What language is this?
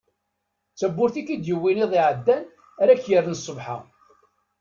Kabyle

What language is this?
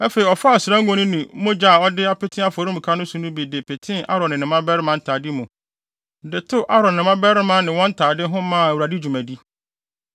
Akan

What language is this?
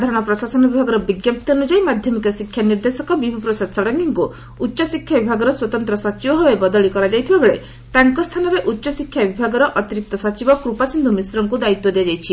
Odia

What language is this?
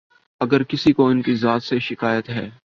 Urdu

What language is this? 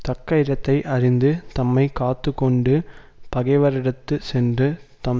Tamil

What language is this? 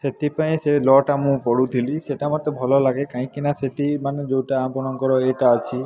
Odia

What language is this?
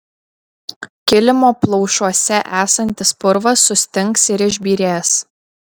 Lithuanian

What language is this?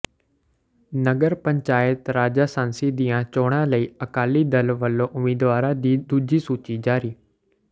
Punjabi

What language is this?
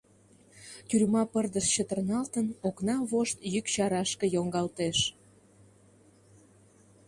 Mari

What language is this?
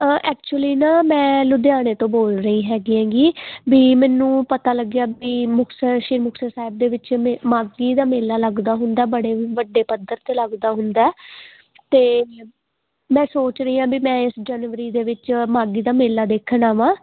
Punjabi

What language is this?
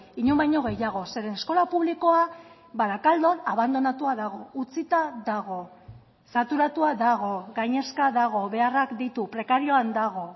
Basque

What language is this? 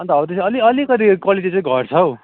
Nepali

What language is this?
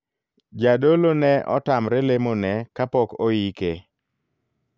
Luo (Kenya and Tanzania)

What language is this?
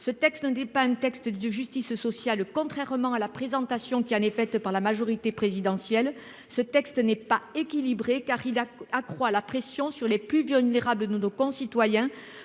French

